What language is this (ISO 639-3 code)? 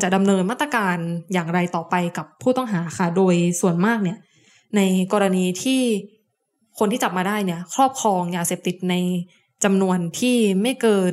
tha